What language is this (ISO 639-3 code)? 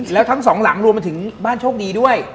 tha